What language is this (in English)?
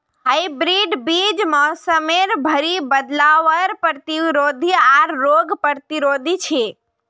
Magahi